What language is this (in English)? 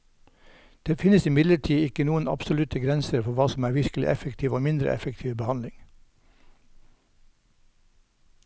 Norwegian